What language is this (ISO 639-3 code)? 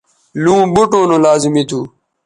btv